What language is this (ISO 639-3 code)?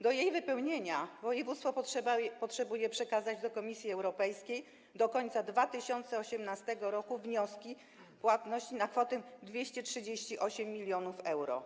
pol